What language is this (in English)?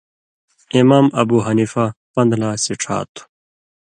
Indus Kohistani